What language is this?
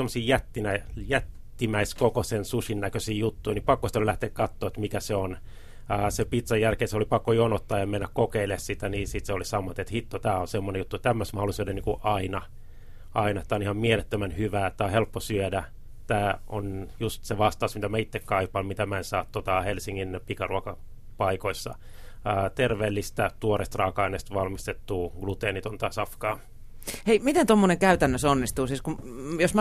Finnish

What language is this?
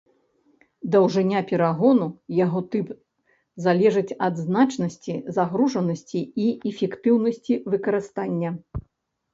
Belarusian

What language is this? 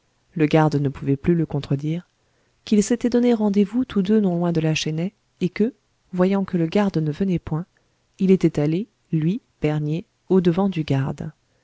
French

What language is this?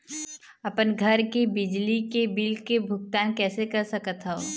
Chhattisgarhi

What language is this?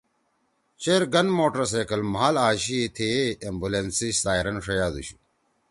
Torwali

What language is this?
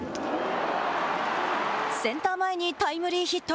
Japanese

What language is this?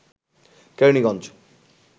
Bangla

